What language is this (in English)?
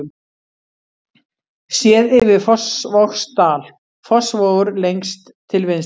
Icelandic